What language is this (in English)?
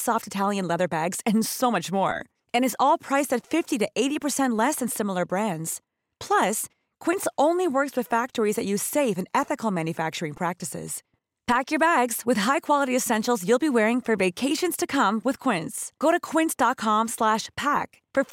Swedish